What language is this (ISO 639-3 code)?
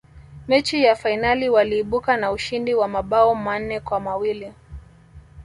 swa